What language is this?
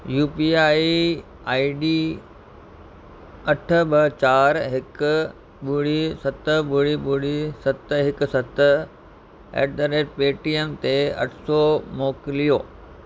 Sindhi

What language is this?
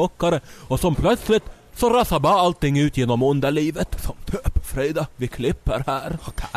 Swedish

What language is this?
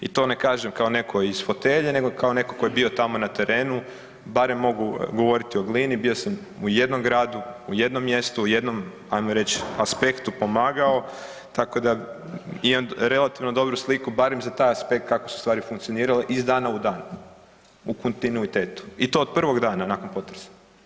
Croatian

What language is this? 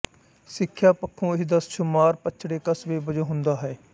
Punjabi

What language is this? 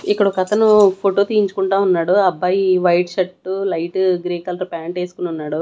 Telugu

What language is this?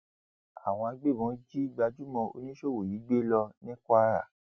Yoruba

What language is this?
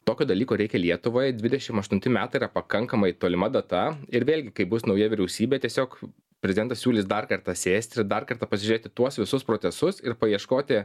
Lithuanian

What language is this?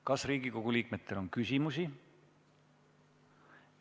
Estonian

